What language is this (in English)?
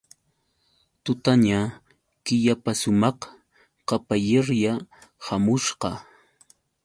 Yauyos Quechua